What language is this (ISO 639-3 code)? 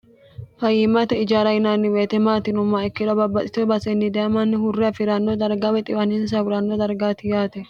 sid